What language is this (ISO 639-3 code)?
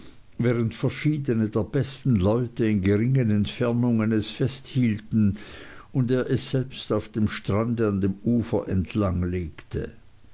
deu